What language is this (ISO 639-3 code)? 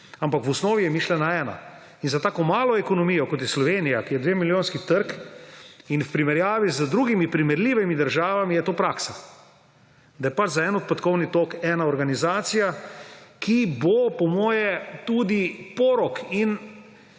slv